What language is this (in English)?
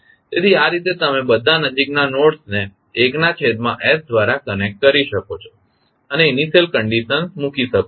Gujarati